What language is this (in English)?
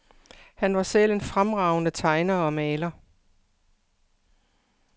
Danish